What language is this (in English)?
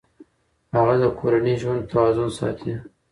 Pashto